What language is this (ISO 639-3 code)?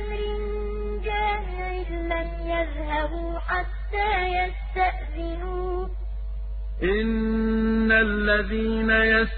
ara